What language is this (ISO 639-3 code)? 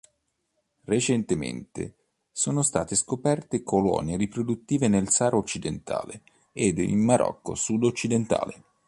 ita